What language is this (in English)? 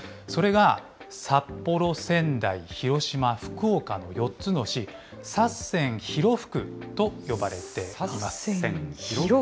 Japanese